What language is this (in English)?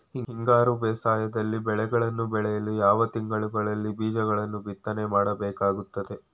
Kannada